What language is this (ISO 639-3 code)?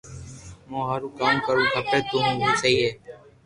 lrk